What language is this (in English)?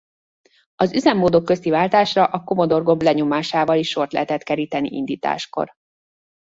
Hungarian